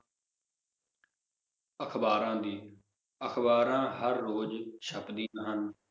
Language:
Punjabi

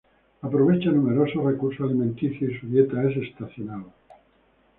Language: Spanish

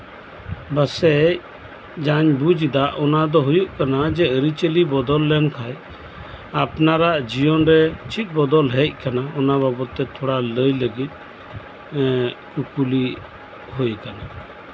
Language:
Santali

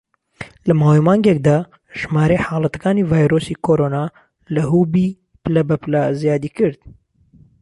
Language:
Central Kurdish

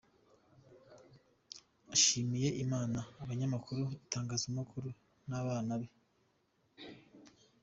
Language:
Kinyarwanda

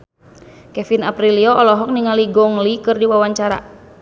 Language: Sundanese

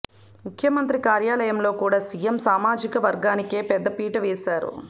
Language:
Telugu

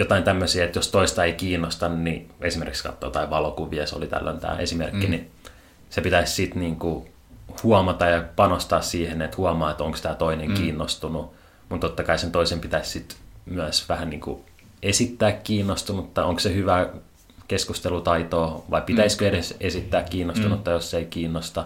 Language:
Finnish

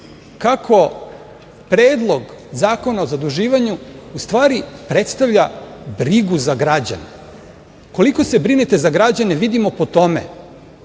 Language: Serbian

